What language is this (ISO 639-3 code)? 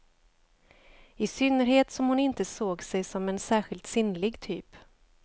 swe